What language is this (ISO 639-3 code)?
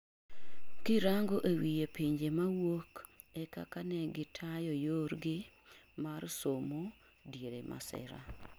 luo